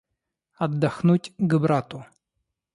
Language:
Russian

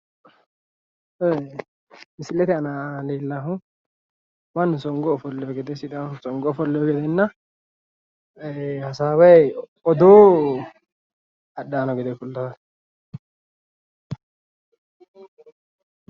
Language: Sidamo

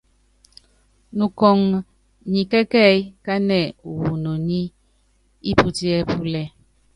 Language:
Yangben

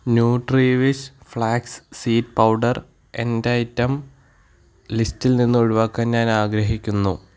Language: Malayalam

